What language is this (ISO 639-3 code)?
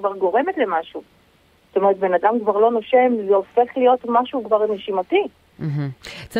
heb